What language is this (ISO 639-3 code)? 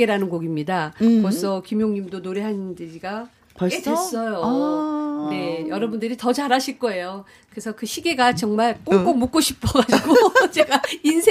kor